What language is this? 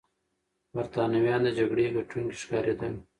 Pashto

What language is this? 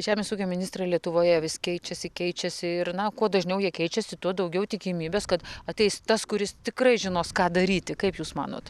Lithuanian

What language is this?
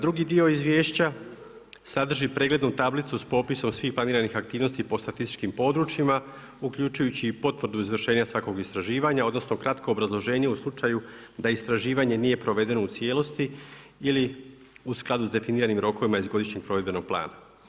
Croatian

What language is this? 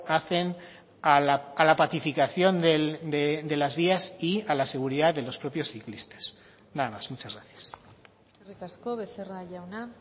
Spanish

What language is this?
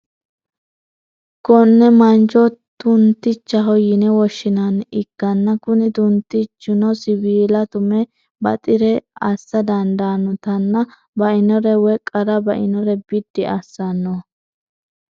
Sidamo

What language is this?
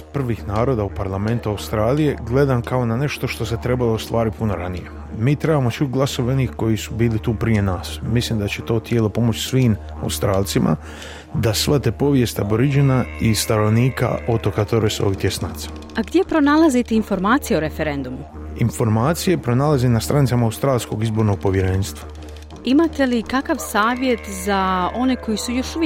Croatian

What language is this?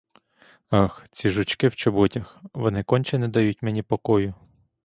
Ukrainian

